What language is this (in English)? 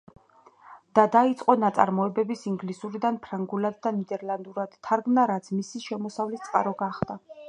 Georgian